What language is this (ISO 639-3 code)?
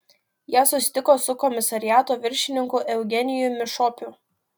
lit